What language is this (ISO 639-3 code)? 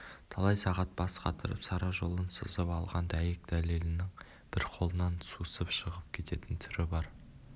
kaz